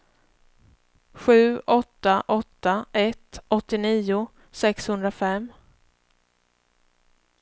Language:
Swedish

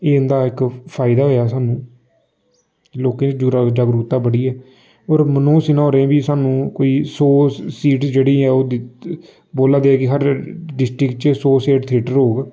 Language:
Dogri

